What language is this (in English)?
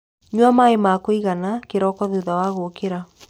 Kikuyu